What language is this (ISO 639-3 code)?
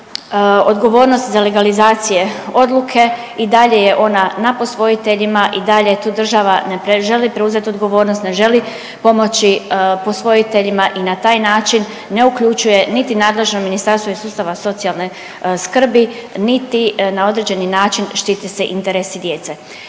hrv